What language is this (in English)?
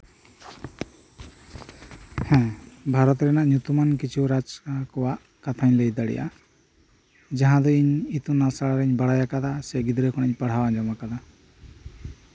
Santali